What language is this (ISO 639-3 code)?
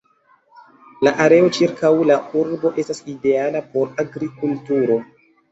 epo